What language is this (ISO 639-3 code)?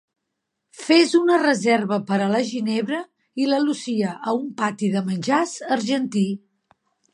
cat